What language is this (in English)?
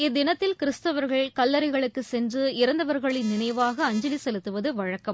Tamil